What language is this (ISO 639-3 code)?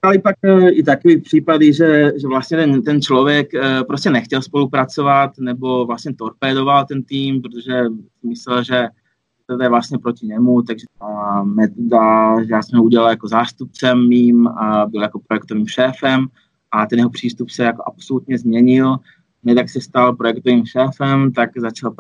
ces